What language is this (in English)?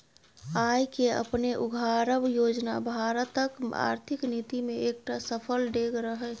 Maithili